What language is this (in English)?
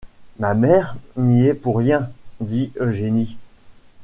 French